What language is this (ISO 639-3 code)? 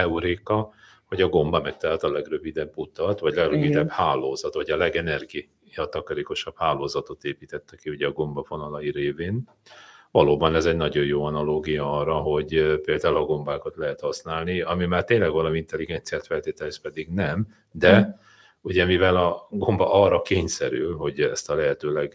hun